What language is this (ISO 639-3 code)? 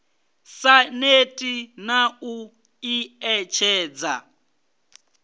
ven